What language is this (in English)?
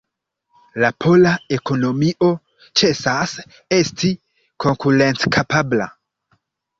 Esperanto